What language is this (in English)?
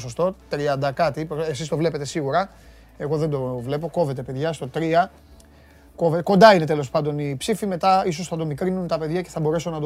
Greek